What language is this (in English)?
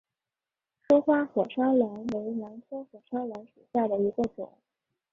Chinese